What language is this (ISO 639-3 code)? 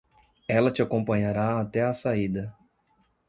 por